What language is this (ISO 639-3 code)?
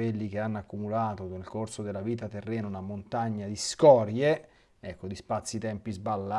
ita